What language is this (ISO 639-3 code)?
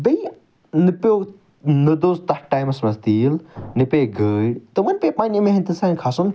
kas